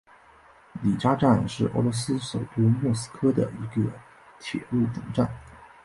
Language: Chinese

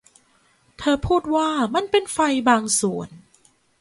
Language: Thai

